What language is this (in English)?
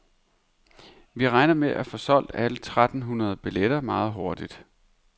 Danish